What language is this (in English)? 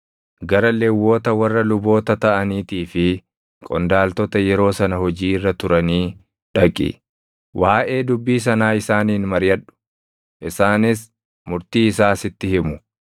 Oromo